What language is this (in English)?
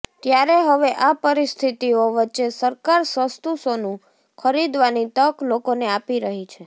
Gujarati